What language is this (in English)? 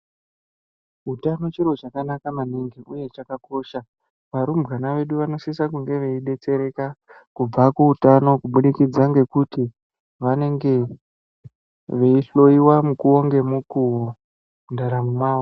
Ndau